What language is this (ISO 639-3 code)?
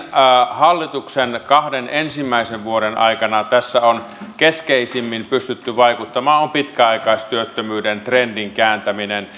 fin